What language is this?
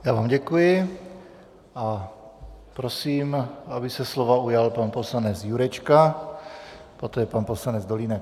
Czech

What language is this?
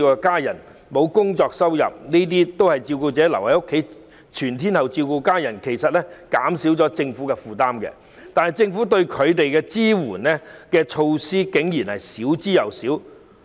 Cantonese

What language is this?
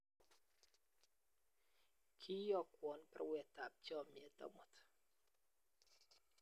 Kalenjin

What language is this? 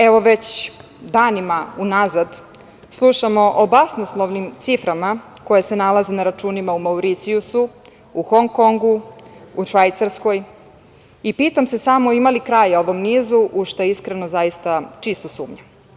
Serbian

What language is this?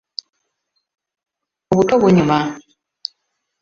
Ganda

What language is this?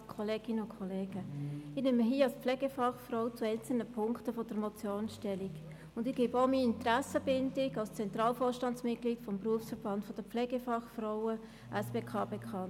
Swiss German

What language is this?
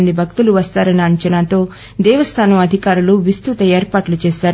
Telugu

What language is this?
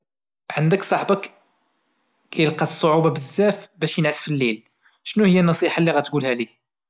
Moroccan Arabic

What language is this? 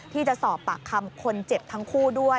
Thai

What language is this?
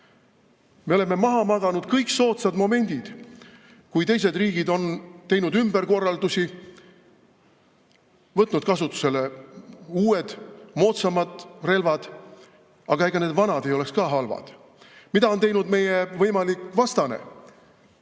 Estonian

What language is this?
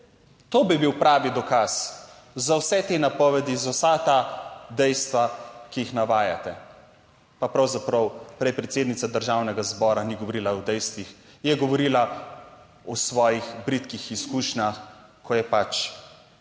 Slovenian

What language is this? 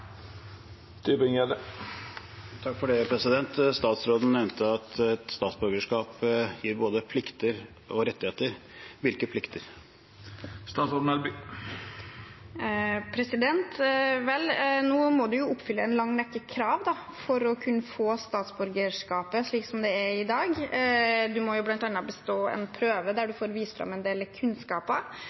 Norwegian Bokmål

